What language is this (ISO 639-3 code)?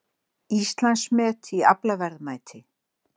isl